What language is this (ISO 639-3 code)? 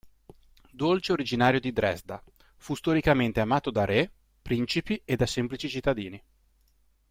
ita